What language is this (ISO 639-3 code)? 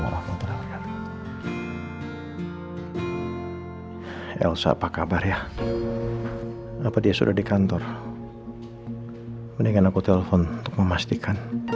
ind